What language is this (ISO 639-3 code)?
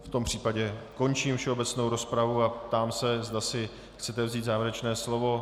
ces